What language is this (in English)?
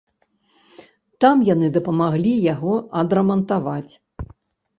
Belarusian